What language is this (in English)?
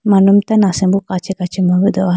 Idu-Mishmi